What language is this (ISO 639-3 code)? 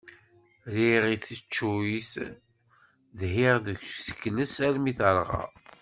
kab